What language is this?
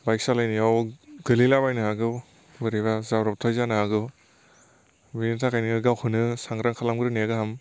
Bodo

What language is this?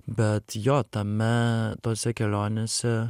Lithuanian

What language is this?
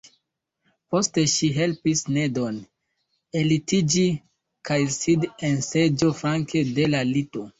Esperanto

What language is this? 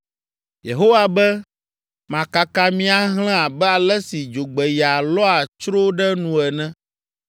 Ewe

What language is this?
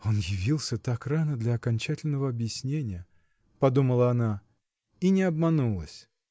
Russian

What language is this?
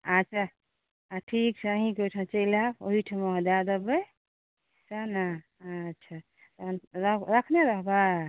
Maithili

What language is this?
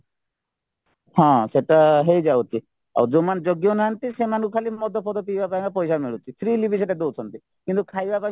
Odia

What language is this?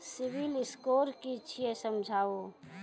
Maithili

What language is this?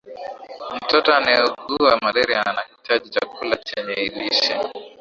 Swahili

